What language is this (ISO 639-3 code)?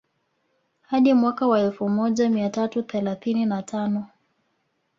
swa